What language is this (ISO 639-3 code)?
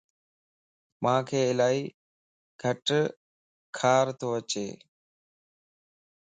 lss